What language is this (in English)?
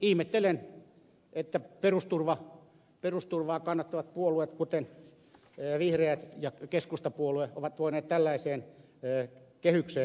Finnish